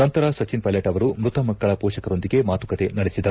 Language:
Kannada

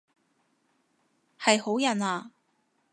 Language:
Cantonese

